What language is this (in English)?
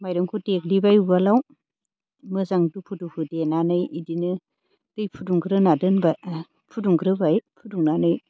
Bodo